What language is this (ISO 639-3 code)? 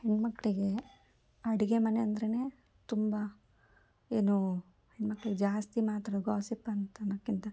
kan